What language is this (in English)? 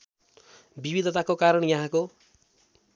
Nepali